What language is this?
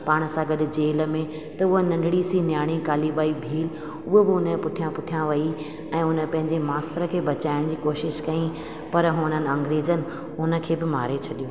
Sindhi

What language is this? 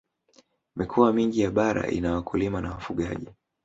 Swahili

